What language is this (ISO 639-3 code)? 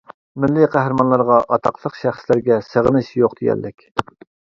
uig